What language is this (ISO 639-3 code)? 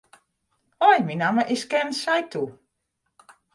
fry